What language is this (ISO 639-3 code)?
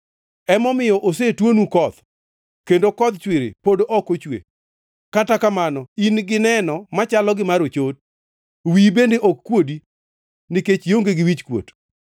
luo